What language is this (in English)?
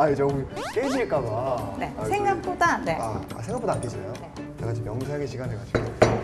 Korean